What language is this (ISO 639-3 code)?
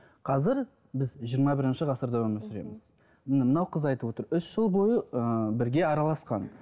kaz